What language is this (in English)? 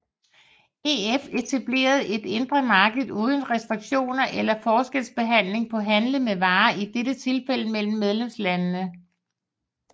Danish